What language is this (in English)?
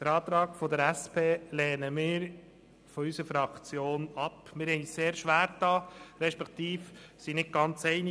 Swiss German